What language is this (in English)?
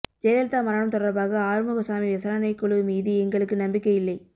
Tamil